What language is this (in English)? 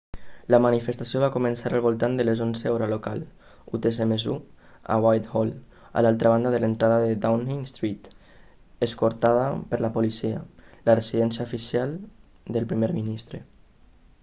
Catalan